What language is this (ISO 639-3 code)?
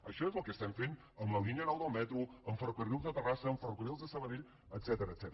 cat